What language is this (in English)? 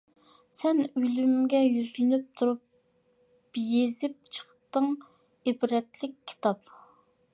Uyghur